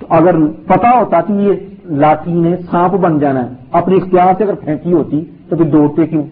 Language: Urdu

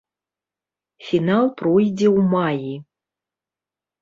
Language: Belarusian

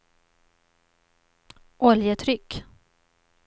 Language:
Swedish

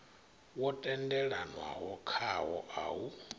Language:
Venda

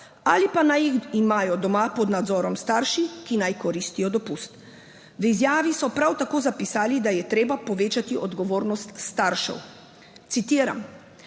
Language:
Slovenian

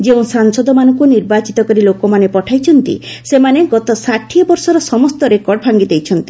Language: Odia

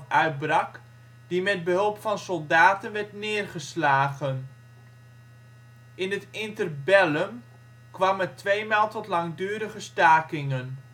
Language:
Dutch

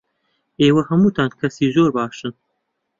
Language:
Central Kurdish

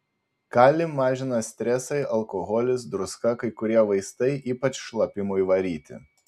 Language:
Lithuanian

